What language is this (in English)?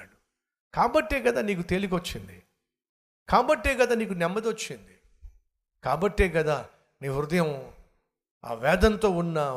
Telugu